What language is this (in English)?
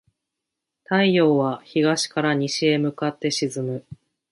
Japanese